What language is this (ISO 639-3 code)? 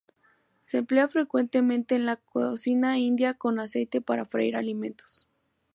spa